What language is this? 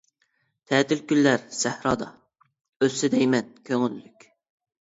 Uyghur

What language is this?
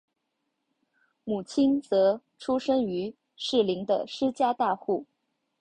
Chinese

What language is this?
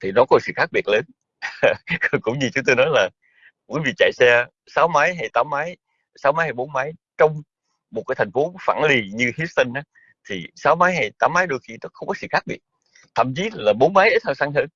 Vietnamese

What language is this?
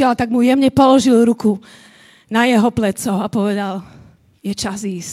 Slovak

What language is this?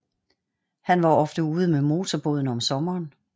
Danish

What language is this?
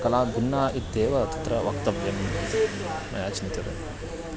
Sanskrit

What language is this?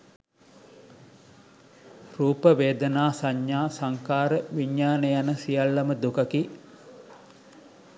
Sinhala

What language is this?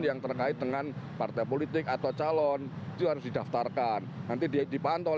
Indonesian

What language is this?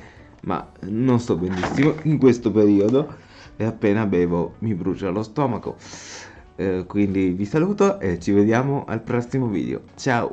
Italian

